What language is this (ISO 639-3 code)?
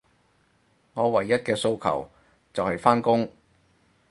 yue